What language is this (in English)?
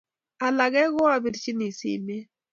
Kalenjin